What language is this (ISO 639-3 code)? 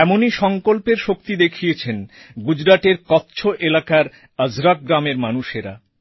ben